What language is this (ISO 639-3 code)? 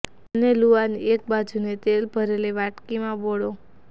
guj